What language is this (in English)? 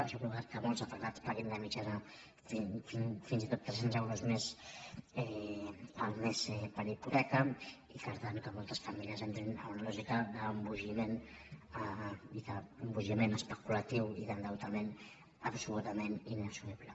Catalan